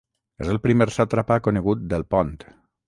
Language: Catalan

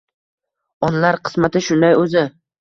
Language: Uzbek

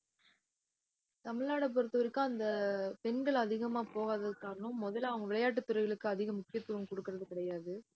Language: Tamil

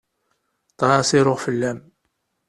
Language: Kabyle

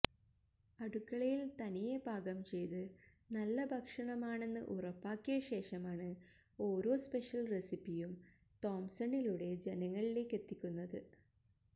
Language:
Malayalam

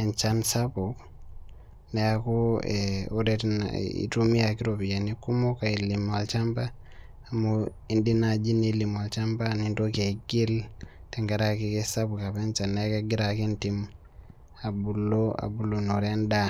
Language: Masai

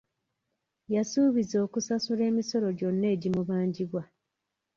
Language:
Ganda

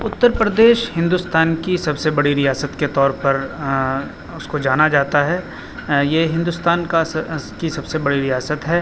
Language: Urdu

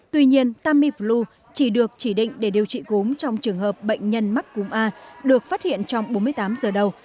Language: Vietnamese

